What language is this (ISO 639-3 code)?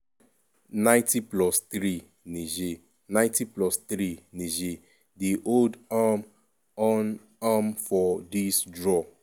pcm